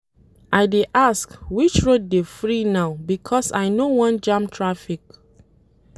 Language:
Nigerian Pidgin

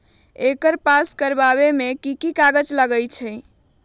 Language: Magahi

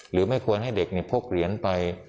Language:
Thai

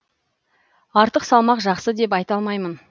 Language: Kazakh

